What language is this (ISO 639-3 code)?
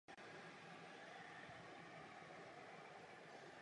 ces